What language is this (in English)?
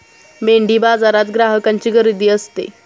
Marathi